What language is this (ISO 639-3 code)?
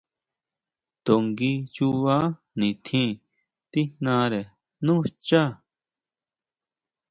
mau